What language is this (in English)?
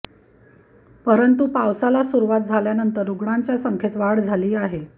Marathi